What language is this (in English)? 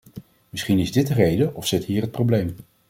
Dutch